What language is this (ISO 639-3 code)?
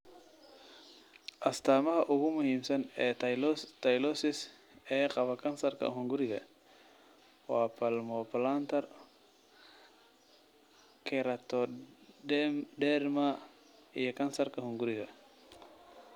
som